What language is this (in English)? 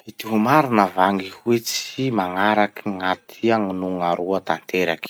Masikoro Malagasy